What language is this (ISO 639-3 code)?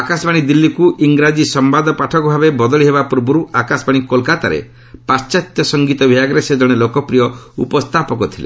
ori